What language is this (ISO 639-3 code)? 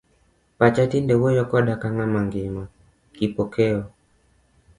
luo